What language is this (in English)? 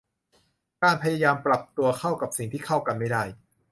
Thai